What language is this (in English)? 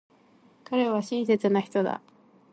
Japanese